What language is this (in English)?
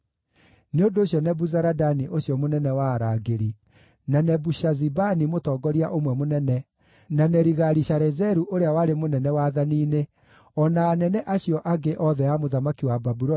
Kikuyu